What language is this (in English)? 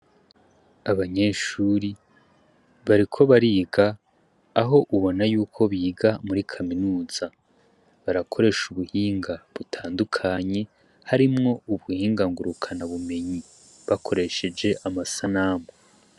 Rundi